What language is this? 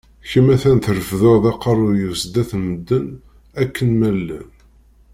Kabyle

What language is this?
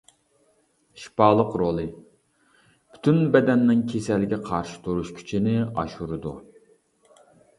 Uyghur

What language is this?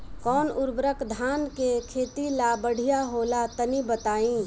Bhojpuri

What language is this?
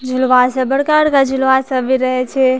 Maithili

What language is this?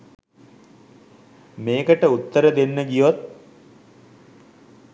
Sinhala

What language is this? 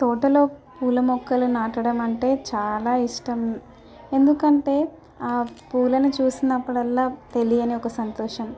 Telugu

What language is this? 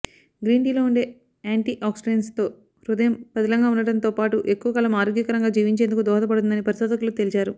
Telugu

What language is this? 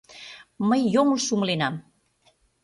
Mari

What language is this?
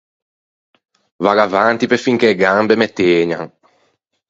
Ligurian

